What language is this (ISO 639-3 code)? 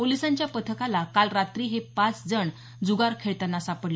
mar